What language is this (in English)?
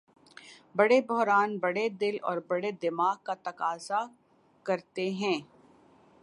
Urdu